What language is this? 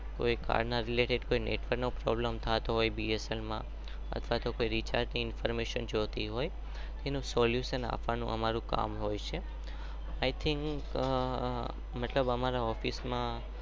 Gujarati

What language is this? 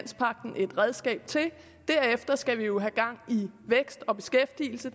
Danish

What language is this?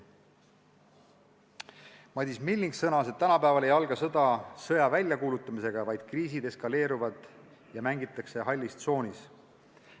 Estonian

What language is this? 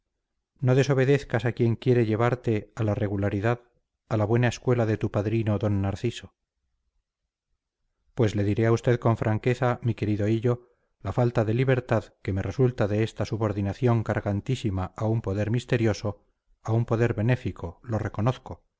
Spanish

